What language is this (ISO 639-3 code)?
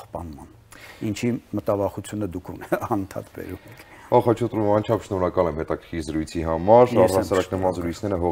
ron